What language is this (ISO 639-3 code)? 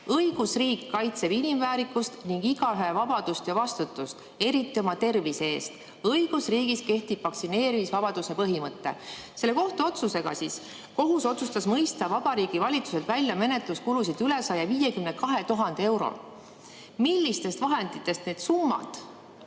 est